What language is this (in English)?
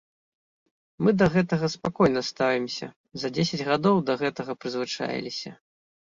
Belarusian